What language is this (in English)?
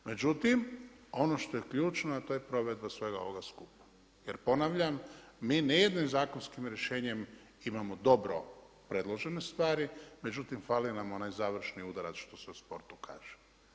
Croatian